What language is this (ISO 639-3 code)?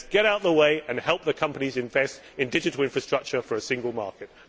eng